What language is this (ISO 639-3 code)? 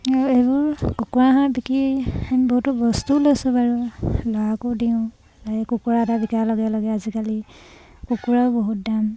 asm